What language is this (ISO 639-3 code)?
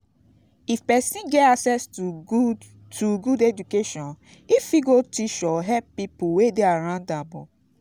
pcm